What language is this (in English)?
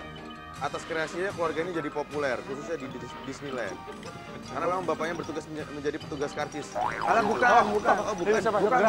Indonesian